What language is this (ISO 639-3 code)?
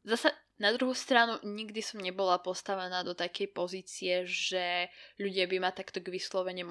slk